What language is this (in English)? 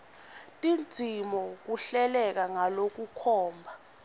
Swati